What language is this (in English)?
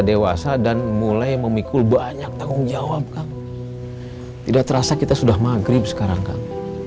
Indonesian